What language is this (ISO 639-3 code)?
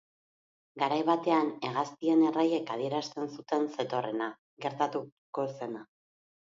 eus